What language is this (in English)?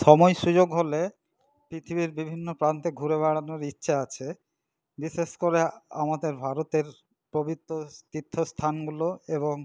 Bangla